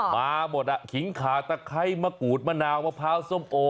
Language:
Thai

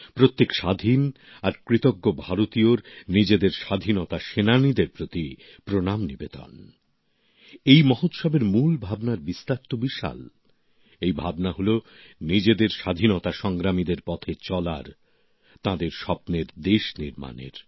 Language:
Bangla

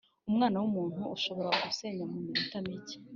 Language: Kinyarwanda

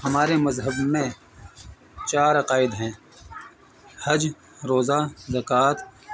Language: Urdu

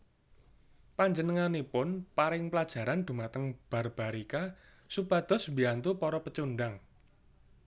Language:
Javanese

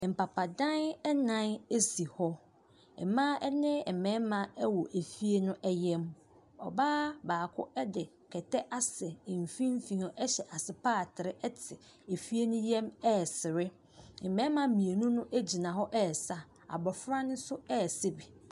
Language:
Akan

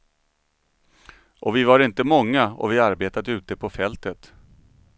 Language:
Swedish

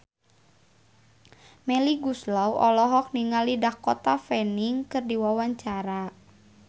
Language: Sundanese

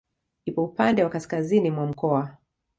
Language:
Swahili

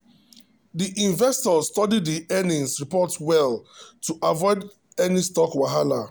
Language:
Nigerian Pidgin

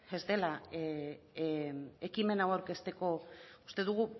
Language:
Basque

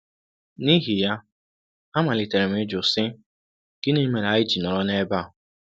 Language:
Igbo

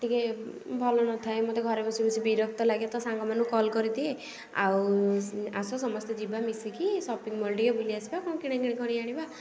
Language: Odia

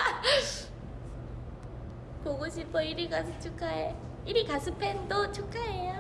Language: Korean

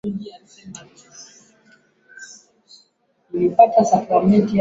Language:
Swahili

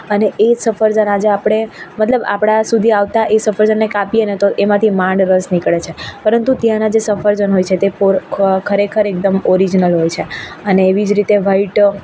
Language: Gujarati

